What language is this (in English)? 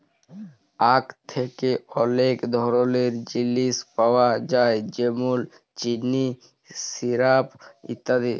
Bangla